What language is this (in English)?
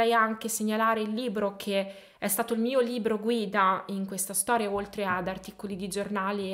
Italian